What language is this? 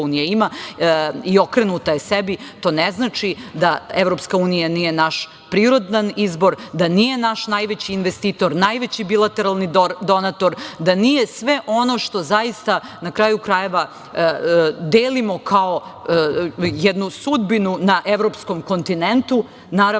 Serbian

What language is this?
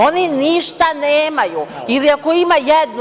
Serbian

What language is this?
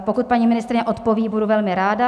Czech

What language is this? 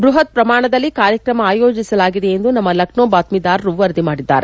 Kannada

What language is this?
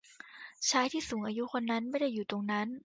Thai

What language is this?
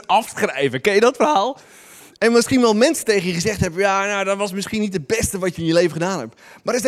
Dutch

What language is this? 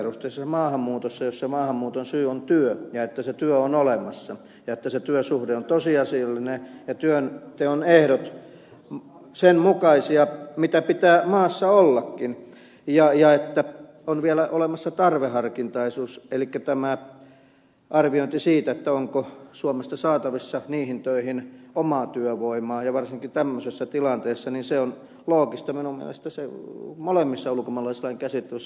Finnish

